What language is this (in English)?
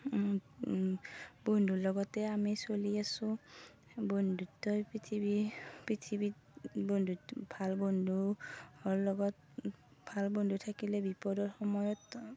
Assamese